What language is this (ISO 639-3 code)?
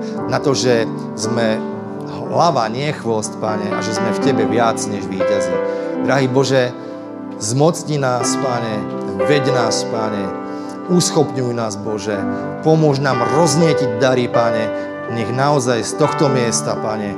slk